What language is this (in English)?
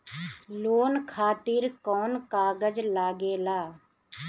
Bhojpuri